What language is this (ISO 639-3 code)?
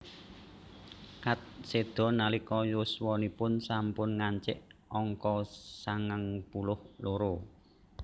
jav